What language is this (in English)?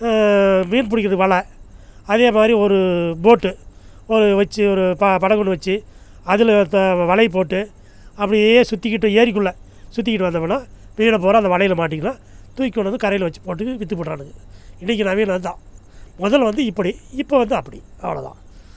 Tamil